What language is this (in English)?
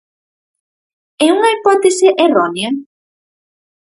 Galician